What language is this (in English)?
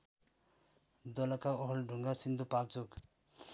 Nepali